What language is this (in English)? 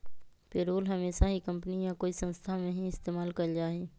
Magahi